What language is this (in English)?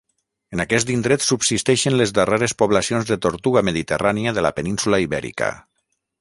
Catalan